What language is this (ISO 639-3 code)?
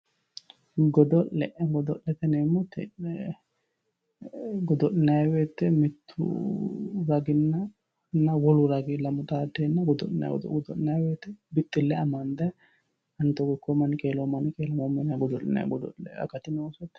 sid